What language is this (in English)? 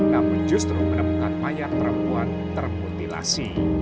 Indonesian